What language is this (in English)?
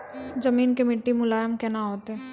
Maithili